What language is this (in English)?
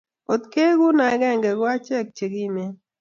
Kalenjin